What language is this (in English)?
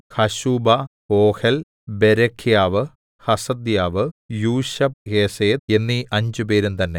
Malayalam